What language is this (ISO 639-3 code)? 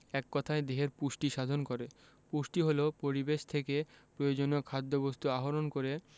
ben